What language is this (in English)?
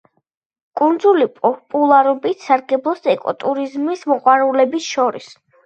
Georgian